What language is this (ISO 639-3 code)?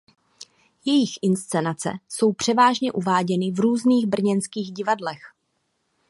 ces